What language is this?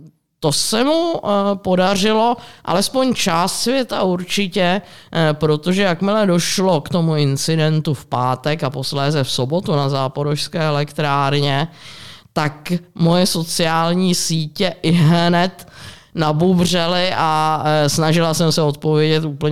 Czech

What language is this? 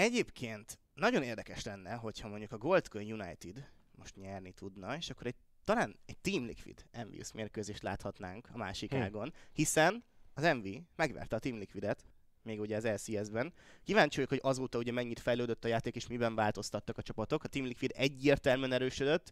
Hungarian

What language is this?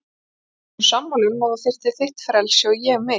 Icelandic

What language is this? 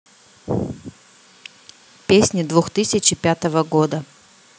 Russian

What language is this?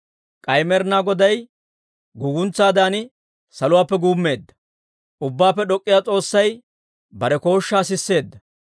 Dawro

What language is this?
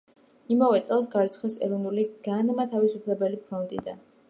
Georgian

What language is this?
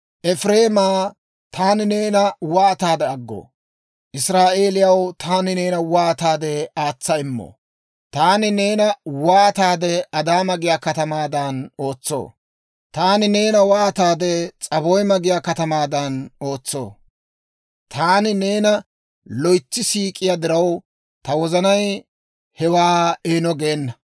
Dawro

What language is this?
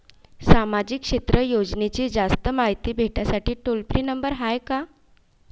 Marathi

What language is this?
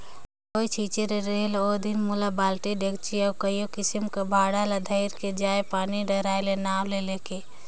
Chhattisgarhi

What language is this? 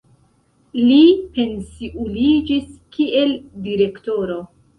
Esperanto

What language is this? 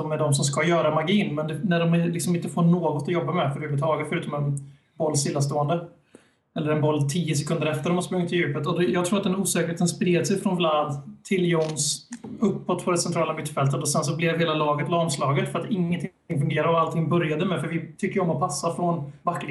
Swedish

